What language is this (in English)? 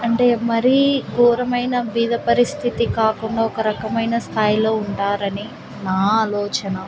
Telugu